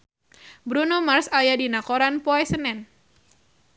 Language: Sundanese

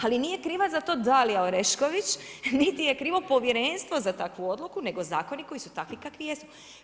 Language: Croatian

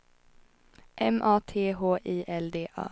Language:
Swedish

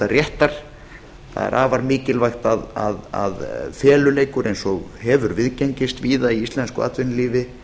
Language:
Icelandic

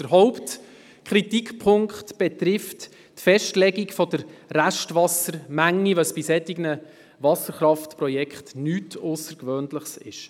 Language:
Swiss German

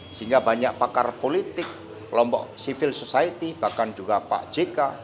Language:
Indonesian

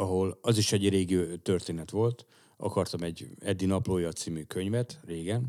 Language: Hungarian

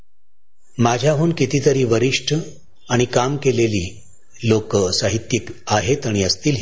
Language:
Marathi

